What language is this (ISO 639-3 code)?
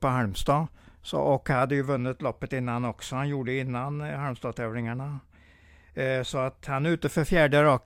swe